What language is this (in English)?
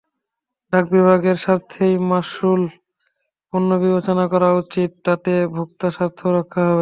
Bangla